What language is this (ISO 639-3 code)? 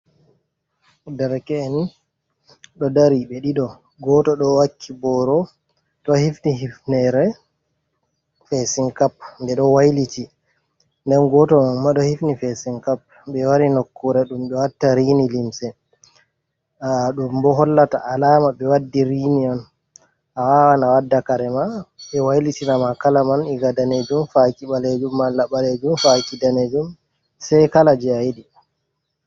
ful